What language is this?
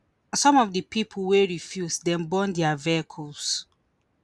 Nigerian Pidgin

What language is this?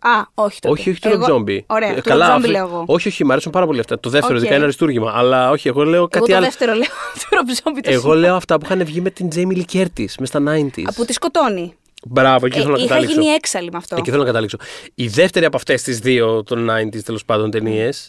Greek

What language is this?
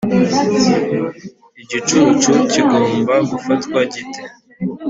Kinyarwanda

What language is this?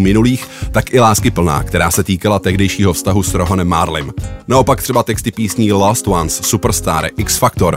Czech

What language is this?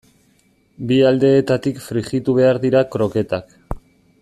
Basque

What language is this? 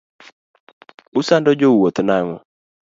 Luo (Kenya and Tanzania)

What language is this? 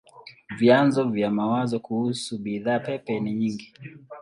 Swahili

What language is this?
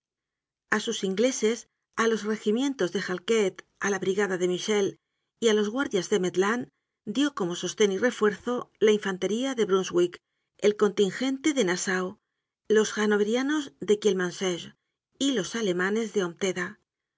Spanish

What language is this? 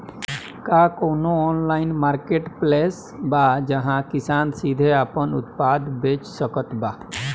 Bhojpuri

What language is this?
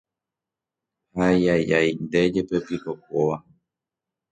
Guarani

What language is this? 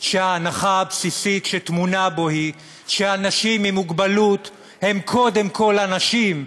Hebrew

